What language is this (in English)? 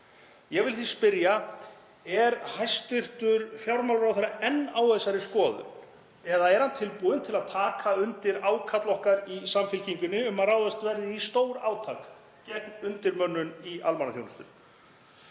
Icelandic